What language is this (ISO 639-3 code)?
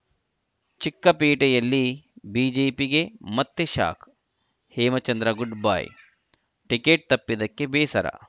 kan